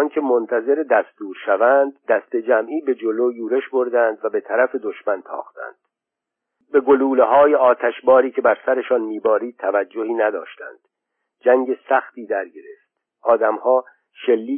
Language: Persian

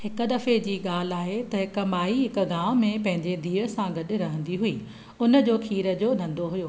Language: Sindhi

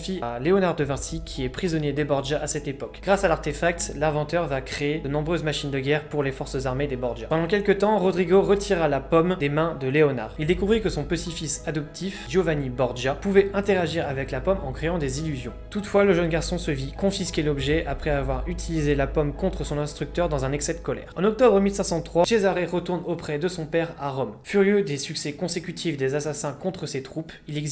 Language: French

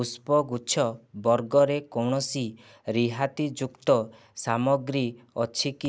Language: Odia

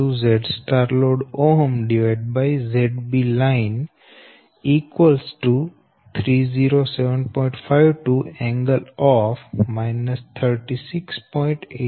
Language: Gujarati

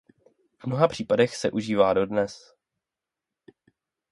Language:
Czech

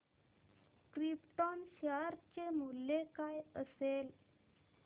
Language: Marathi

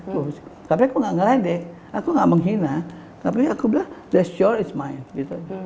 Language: Indonesian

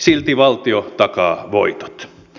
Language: Finnish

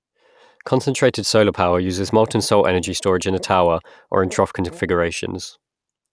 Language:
English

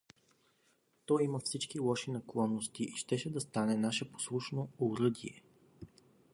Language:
Bulgarian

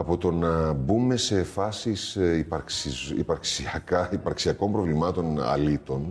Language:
Greek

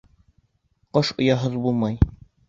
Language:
Bashkir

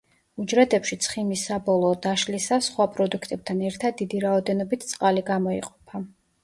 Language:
Georgian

